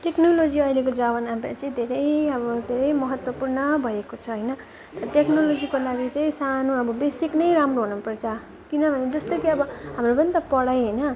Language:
Nepali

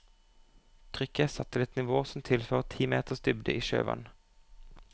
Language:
Norwegian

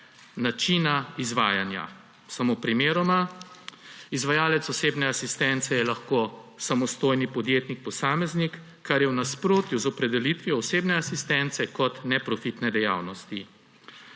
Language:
Slovenian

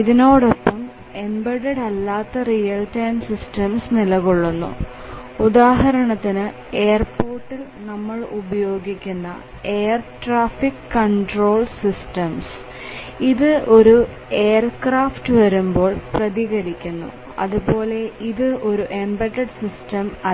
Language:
Malayalam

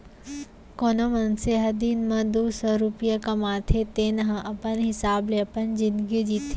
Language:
Chhattisgarhi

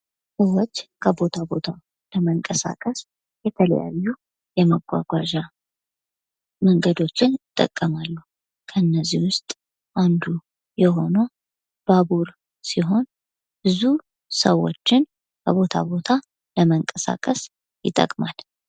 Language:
Amharic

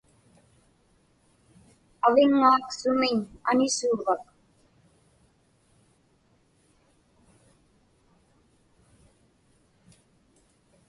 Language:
Inupiaq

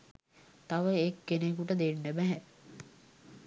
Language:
Sinhala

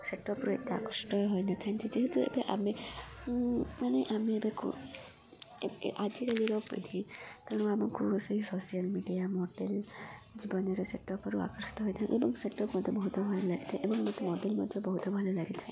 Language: Odia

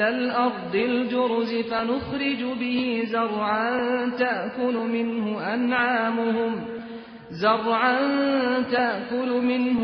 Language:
Persian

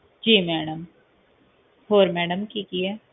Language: Punjabi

